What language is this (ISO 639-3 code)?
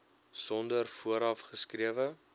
afr